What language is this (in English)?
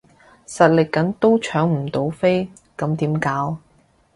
Cantonese